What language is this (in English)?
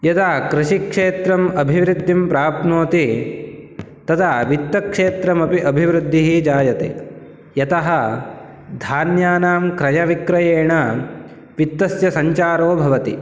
Sanskrit